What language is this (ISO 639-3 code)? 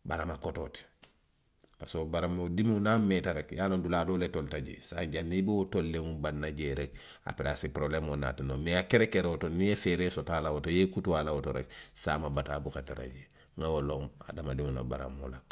mlq